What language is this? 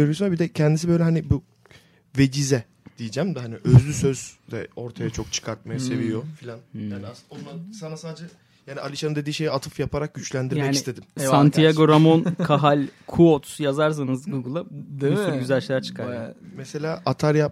Turkish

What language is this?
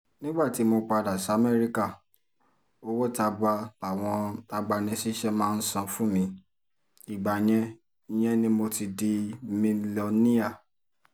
Yoruba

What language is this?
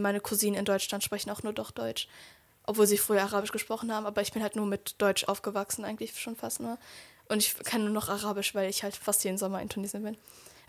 German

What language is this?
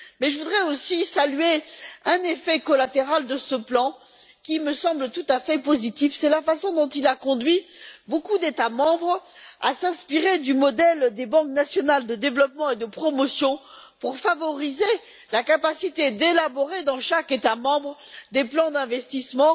French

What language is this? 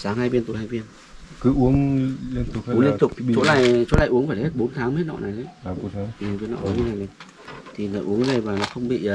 Vietnamese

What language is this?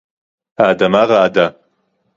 Hebrew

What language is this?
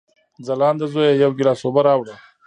Pashto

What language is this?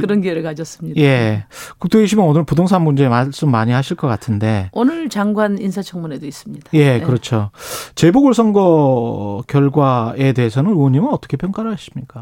Korean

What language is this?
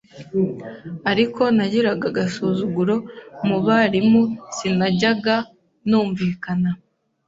Kinyarwanda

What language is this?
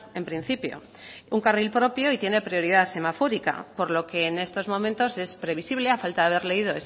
Spanish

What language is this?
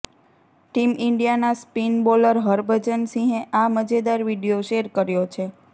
Gujarati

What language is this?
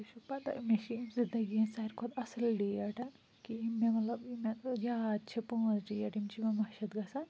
Kashmiri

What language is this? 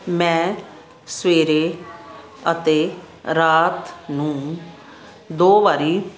Punjabi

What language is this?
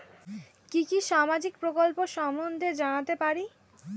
Bangla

